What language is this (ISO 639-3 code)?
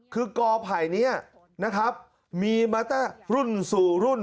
tha